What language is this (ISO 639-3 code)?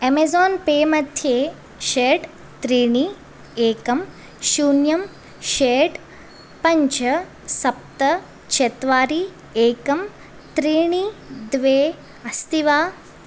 san